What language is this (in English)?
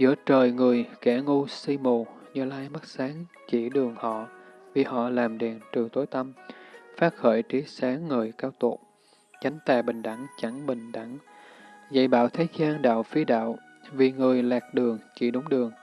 Vietnamese